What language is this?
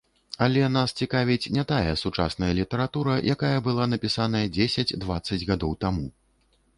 Belarusian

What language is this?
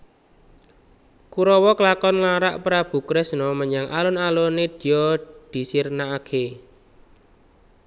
Javanese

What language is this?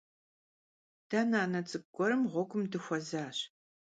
Kabardian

